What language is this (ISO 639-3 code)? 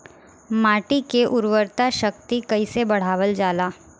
bho